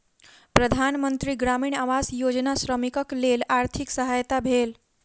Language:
Maithili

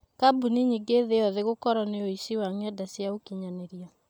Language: Kikuyu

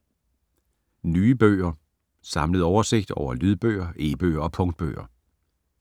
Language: Danish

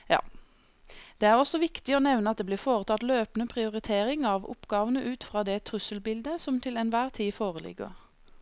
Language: Norwegian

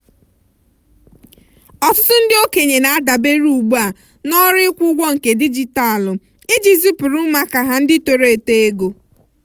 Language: Igbo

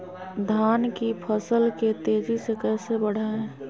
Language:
Magahi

